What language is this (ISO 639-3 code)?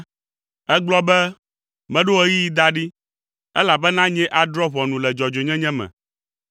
ewe